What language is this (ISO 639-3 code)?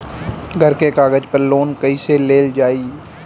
bho